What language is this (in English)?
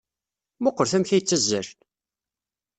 Kabyle